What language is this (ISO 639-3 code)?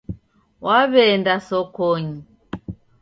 dav